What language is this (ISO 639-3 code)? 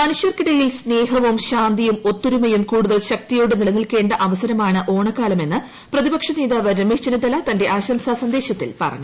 mal